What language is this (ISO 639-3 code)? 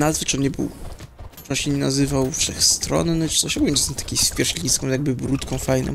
pol